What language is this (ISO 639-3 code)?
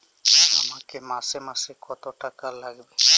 ben